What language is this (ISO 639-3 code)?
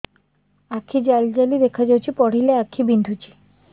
ori